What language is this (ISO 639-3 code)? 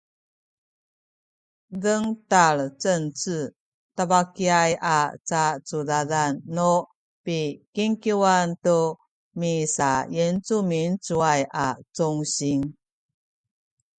szy